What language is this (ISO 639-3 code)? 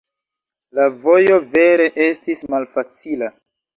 epo